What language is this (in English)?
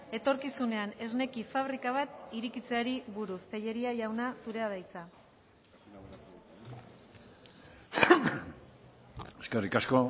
Basque